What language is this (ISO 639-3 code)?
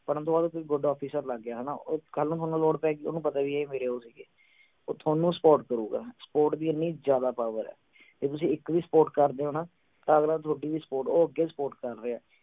pan